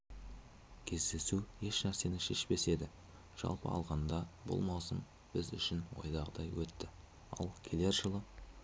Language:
Kazakh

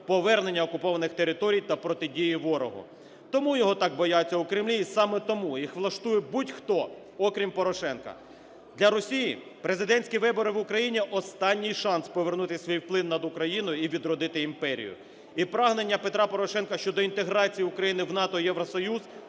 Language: Ukrainian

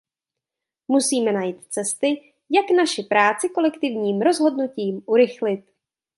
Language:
Czech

